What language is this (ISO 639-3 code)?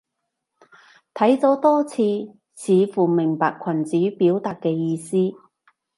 yue